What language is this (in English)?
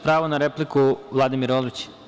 Serbian